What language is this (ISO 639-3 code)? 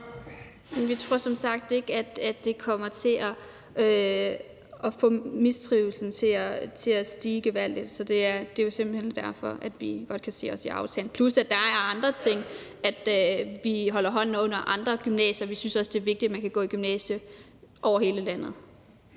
dan